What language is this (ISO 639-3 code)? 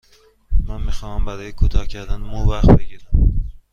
fas